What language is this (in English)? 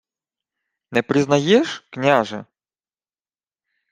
Ukrainian